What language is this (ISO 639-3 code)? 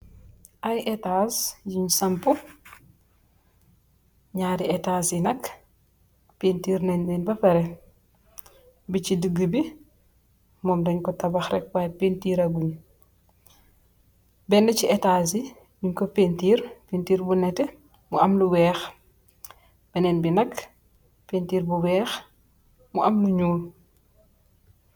wol